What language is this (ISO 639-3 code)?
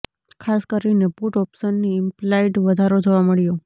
guj